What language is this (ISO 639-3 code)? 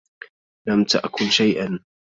ara